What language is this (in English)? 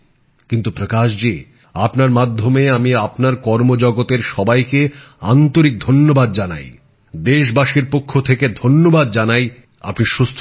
Bangla